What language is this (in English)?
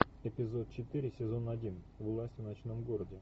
Russian